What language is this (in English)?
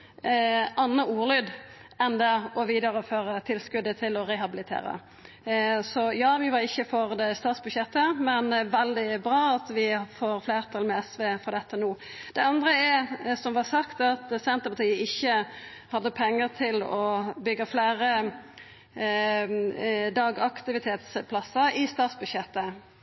Norwegian Nynorsk